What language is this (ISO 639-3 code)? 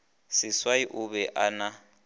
nso